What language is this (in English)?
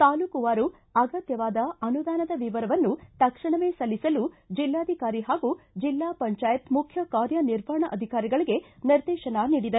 Kannada